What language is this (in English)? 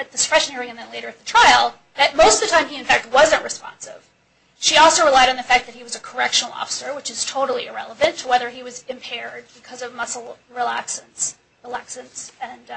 English